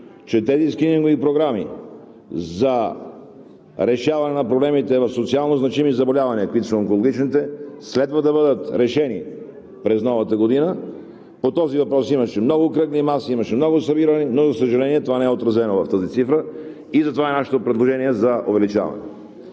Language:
Bulgarian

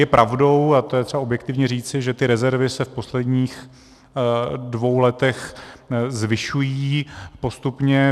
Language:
Czech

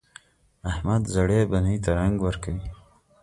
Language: Pashto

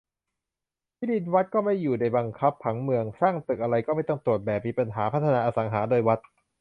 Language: Thai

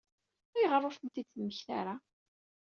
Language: Kabyle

